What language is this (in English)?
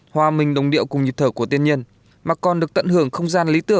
Vietnamese